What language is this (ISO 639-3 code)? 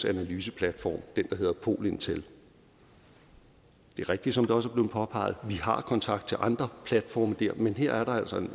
dan